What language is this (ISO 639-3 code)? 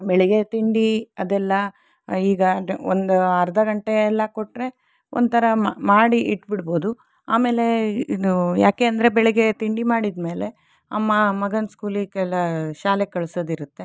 kan